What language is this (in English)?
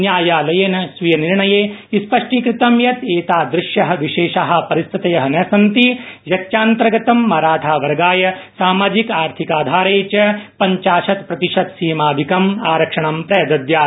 Sanskrit